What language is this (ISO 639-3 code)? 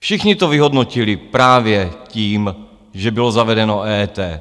ces